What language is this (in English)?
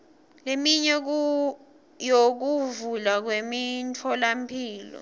Swati